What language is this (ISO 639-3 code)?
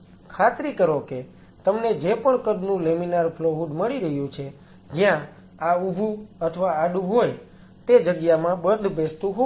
guj